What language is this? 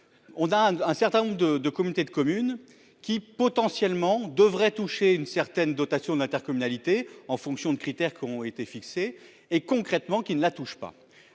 French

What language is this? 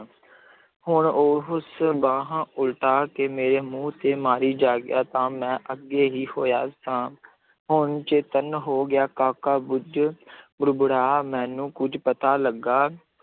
Punjabi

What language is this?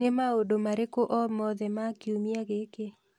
Kikuyu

